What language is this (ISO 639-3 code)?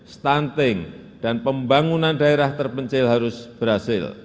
ind